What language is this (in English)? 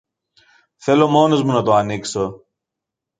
Greek